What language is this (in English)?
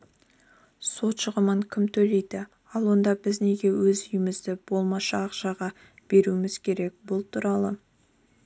Kazakh